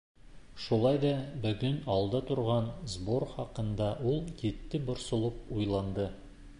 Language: Bashkir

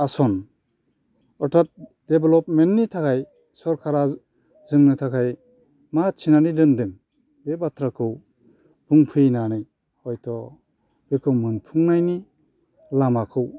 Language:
Bodo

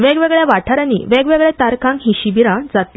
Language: Konkani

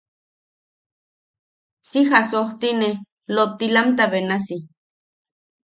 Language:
Yaqui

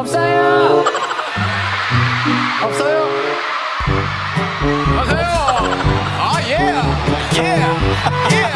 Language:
Korean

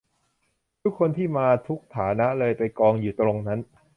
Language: Thai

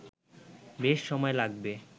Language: Bangla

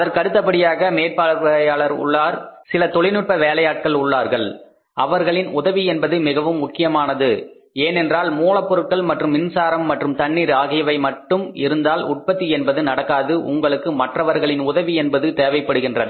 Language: Tamil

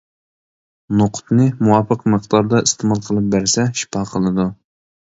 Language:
Uyghur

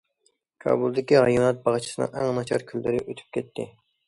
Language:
Uyghur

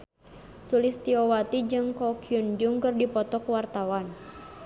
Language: Sundanese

